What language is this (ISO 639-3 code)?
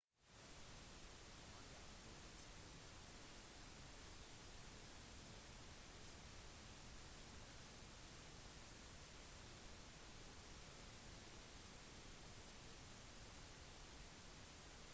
nob